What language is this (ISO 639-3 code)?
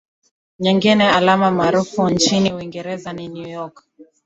swa